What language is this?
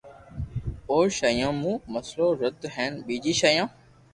Loarki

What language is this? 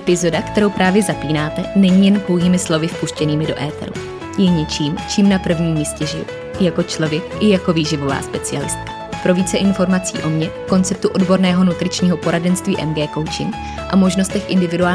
Czech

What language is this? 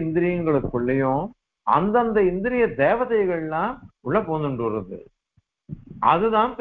Arabic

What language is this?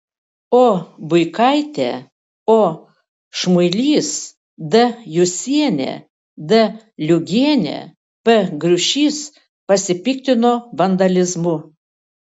Lithuanian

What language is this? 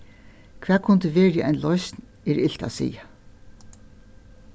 Faroese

